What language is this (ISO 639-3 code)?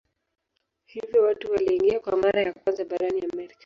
swa